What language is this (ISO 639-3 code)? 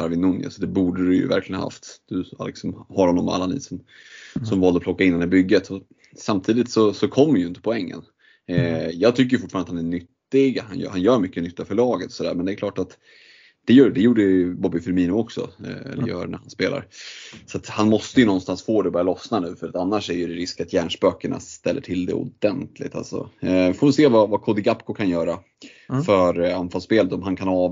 swe